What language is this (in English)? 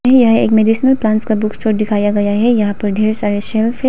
Hindi